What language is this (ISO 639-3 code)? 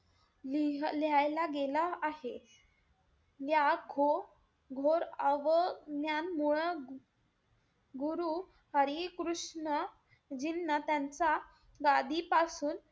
mar